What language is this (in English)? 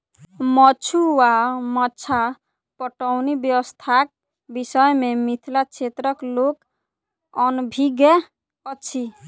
Maithili